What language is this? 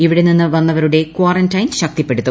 Malayalam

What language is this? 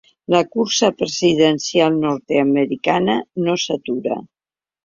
Catalan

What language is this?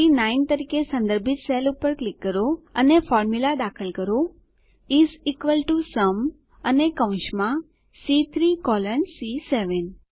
Gujarati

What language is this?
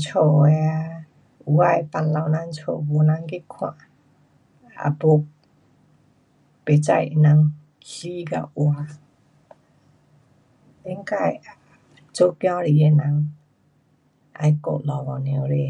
Pu-Xian Chinese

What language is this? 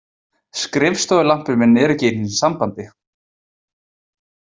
Icelandic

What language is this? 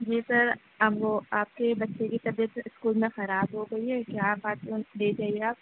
Urdu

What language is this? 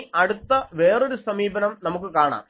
Malayalam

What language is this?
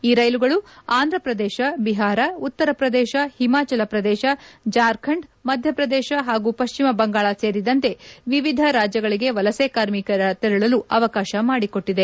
Kannada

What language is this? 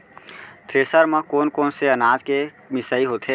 Chhattisgarhi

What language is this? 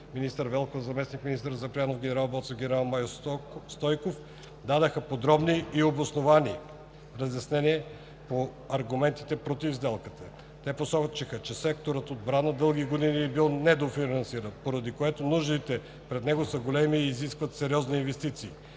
Bulgarian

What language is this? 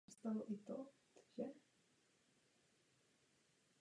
Czech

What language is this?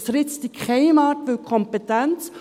Swiss German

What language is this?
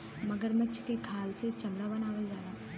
Bhojpuri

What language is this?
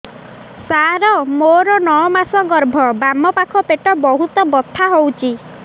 Odia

